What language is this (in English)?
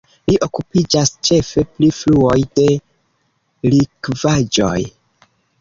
Esperanto